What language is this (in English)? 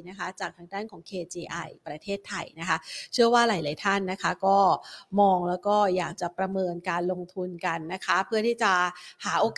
Thai